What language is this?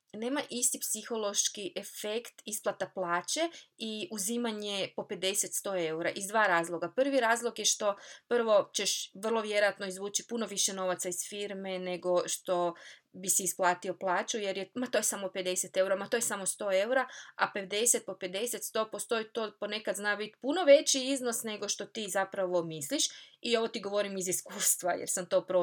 Croatian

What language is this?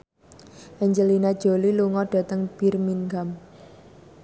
Javanese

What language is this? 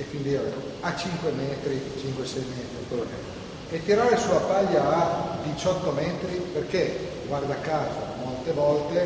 Italian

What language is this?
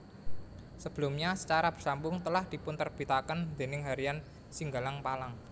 Javanese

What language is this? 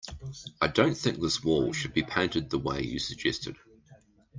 English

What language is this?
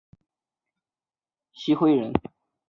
Chinese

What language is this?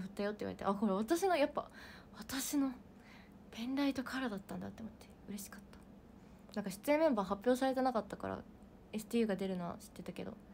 Japanese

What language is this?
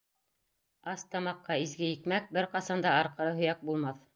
Bashkir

